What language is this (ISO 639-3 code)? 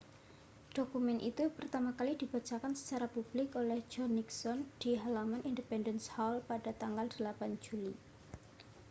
ind